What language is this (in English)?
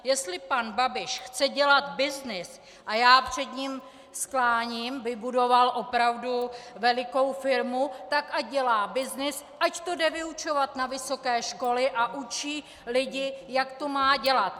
Czech